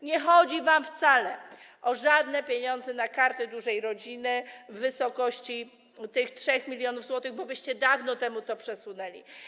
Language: Polish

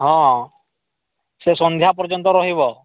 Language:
Odia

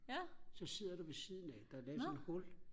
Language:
Danish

